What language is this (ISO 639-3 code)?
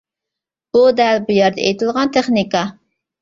uig